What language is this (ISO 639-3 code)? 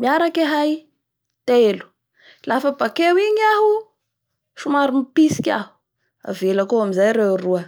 bhr